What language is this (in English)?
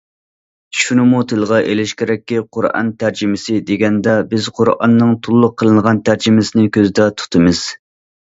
Uyghur